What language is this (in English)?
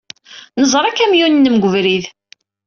Kabyle